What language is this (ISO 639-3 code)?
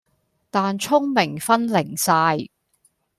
yue